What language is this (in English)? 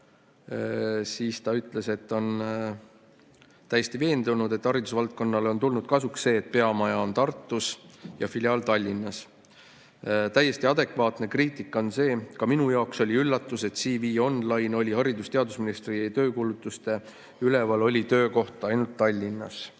Estonian